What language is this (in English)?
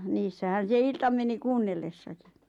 Finnish